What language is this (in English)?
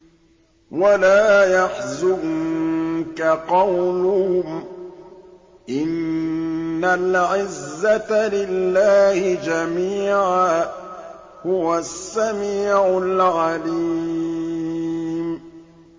Arabic